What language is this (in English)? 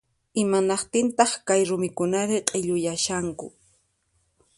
Puno Quechua